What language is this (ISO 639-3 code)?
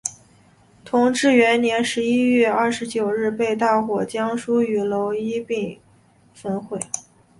zho